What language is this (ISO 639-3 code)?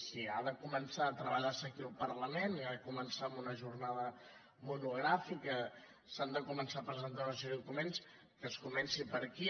cat